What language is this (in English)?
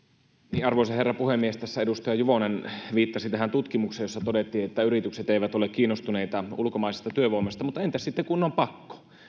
Finnish